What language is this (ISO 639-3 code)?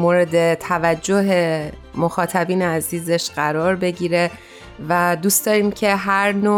fas